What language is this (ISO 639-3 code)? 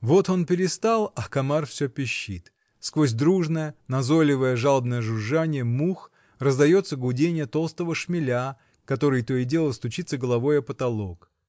rus